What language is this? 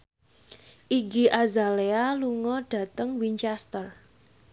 Javanese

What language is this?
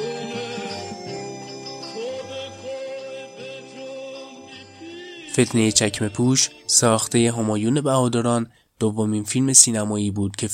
Persian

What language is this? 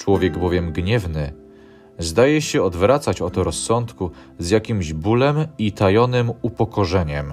Polish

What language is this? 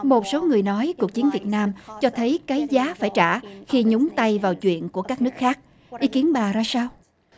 Vietnamese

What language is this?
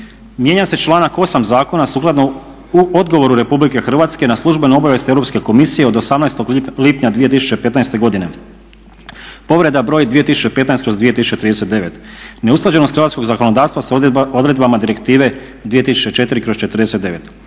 Croatian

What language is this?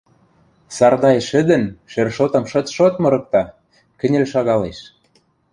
Western Mari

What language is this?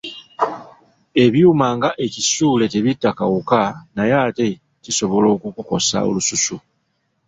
Ganda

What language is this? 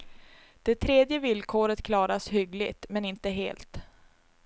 Swedish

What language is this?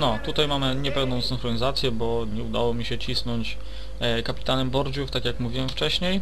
Polish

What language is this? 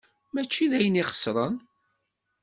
Kabyle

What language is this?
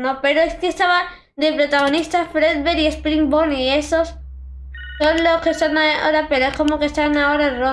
Spanish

